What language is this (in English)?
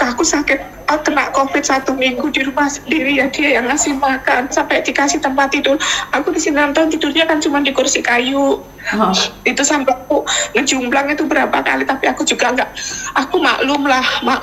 Indonesian